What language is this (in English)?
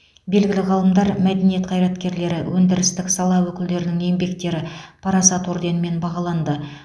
Kazakh